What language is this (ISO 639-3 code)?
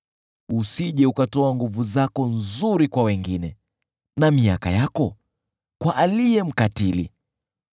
swa